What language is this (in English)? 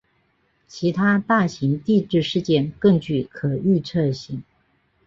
Chinese